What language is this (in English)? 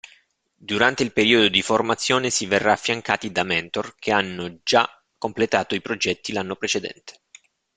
Italian